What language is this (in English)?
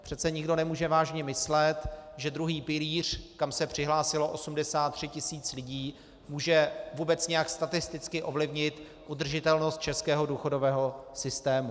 Czech